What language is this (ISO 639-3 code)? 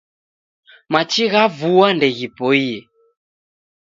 dav